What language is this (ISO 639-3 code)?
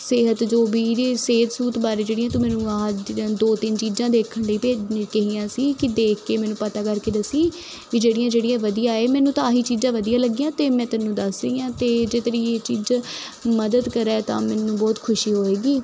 pan